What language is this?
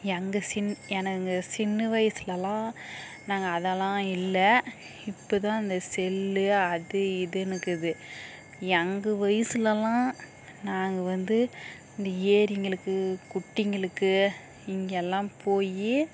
Tamil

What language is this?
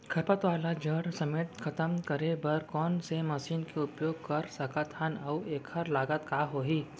Chhattisgarhi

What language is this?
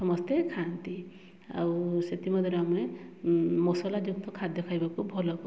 Odia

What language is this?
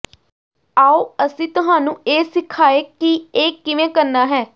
Punjabi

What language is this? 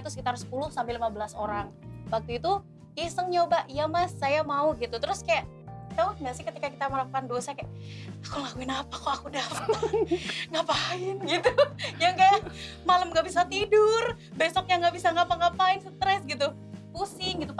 Indonesian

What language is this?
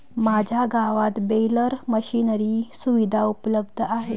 Marathi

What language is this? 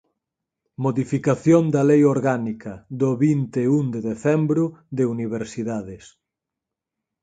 Galician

